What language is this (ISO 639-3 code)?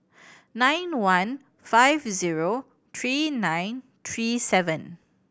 eng